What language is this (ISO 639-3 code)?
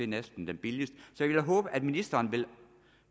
dan